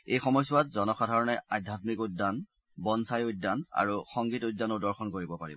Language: Assamese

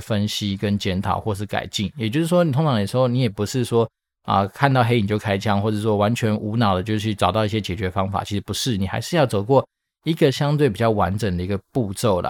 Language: Chinese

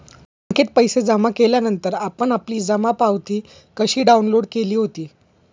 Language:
Marathi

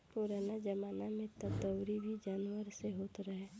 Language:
Bhojpuri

